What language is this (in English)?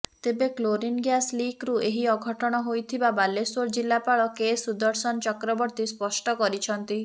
Odia